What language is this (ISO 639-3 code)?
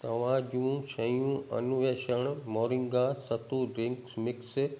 snd